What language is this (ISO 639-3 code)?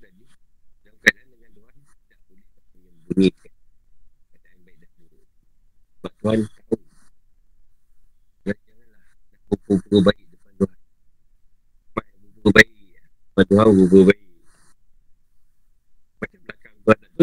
msa